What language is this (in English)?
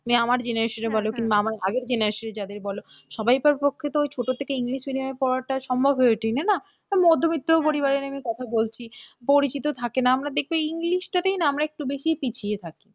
Bangla